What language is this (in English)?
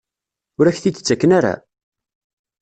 Kabyle